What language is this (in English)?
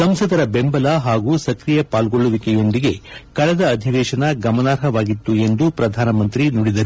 Kannada